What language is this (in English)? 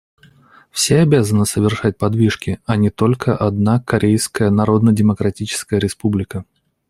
Russian